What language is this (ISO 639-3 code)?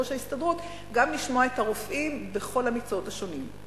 heb